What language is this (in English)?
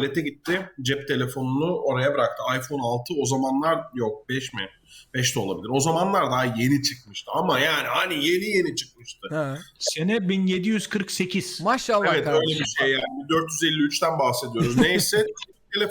Turkish